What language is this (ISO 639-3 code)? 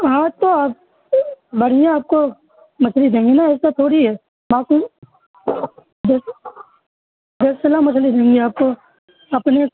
urd